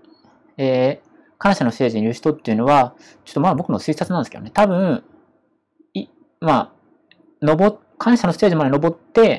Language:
Japanese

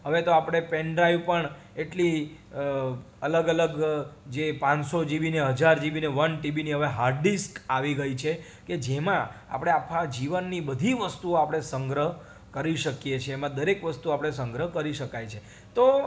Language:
Gujarati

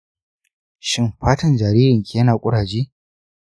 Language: Hausa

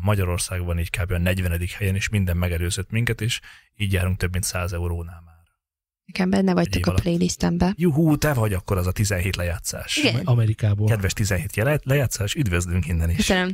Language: Hungarian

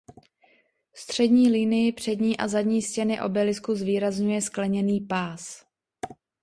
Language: Czech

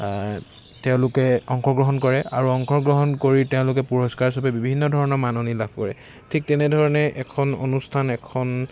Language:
Assamese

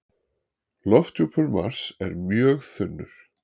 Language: Icelandic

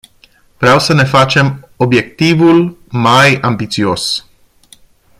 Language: Romanian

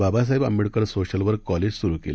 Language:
Marathi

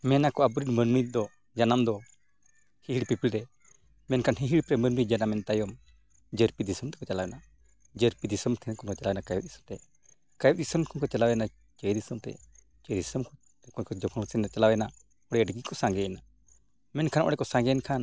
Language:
Santali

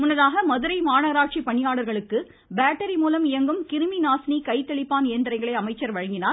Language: Tamil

